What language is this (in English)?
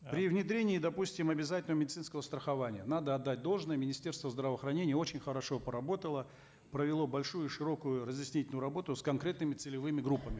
Kazakh